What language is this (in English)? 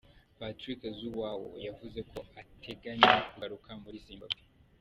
Kinyarwanda